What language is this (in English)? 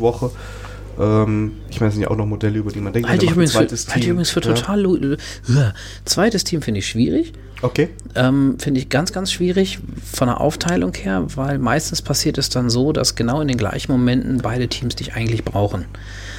German